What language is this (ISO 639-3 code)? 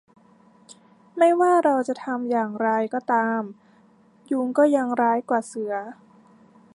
tha